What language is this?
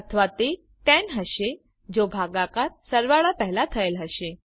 Gujarati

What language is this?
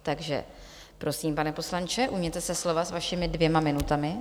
Czech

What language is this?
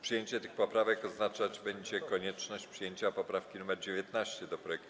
Polish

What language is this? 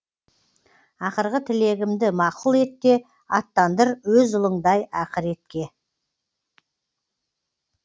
Kazakh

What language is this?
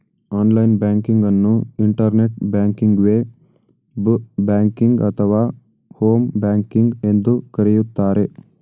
Kannada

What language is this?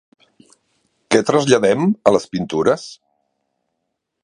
Catalan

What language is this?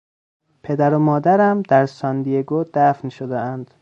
Persian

